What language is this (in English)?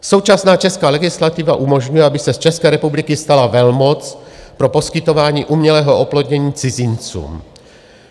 Czech